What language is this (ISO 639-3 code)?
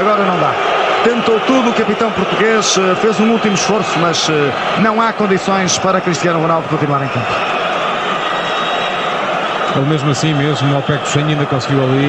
por